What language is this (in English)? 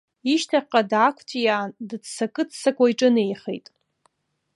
Abkhazian